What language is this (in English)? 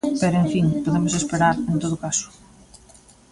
Galician